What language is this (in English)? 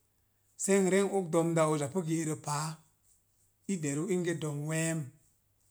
Mom Jango